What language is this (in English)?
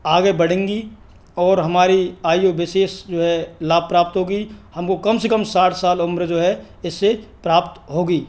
Hindi